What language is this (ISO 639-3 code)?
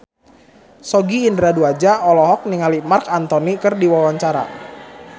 sun